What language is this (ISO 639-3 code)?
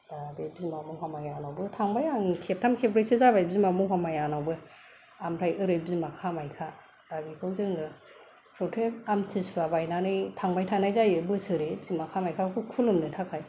brx